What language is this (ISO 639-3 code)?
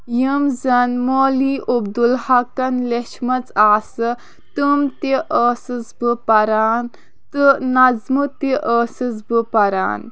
kas